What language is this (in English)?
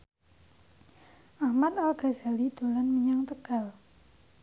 Javanese